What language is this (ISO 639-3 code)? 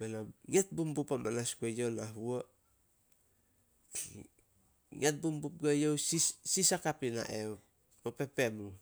sol